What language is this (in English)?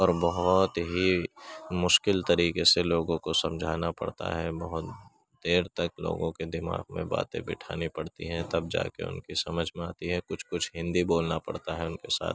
Urdu